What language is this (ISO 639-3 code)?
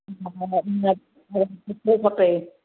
snd